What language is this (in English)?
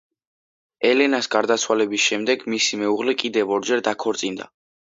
Georgian